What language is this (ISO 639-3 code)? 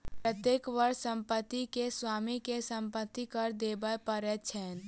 mai